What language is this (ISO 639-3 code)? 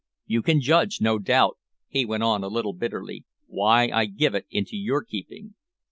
eng